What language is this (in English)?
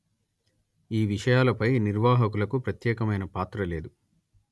Telugu